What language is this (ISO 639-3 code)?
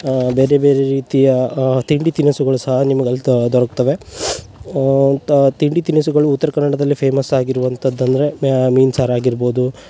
kan